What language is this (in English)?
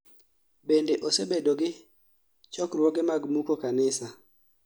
Luo (Kenya and Tanzania)